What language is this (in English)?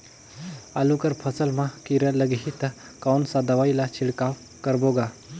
Chhattisgarhi